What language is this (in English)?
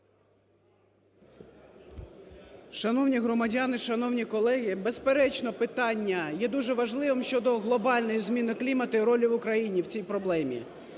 Ukrainian